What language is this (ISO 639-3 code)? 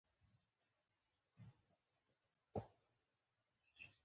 pus